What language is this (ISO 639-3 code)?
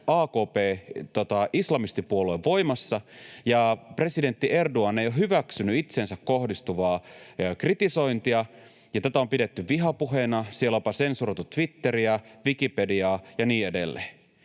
fin